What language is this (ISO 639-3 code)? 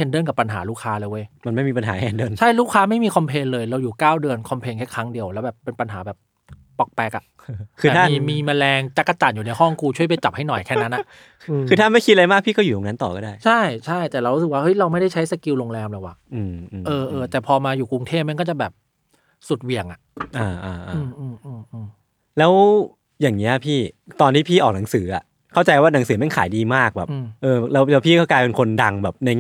tha